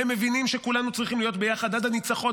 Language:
Hebrew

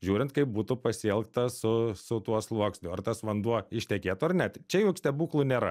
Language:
Lithuanian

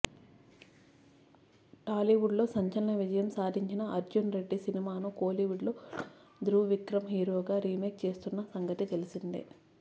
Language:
Telugu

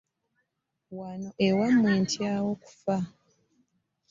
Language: Ganda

